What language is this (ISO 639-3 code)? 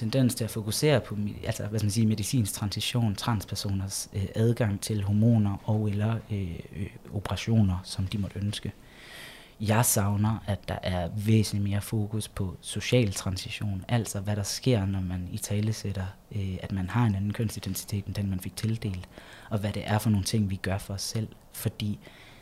dan